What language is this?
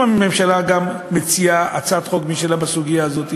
Hebrew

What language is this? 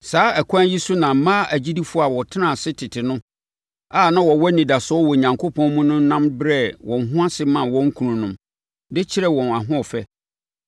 Akan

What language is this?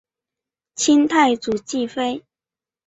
Chinese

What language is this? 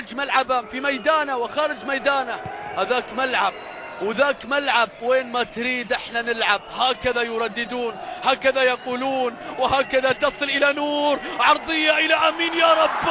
Arabic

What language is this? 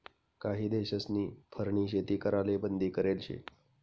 Marathi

